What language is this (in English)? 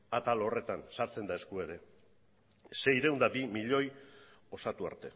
Basque